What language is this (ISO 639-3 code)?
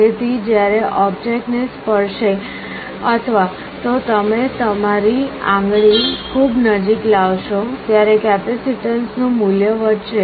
guj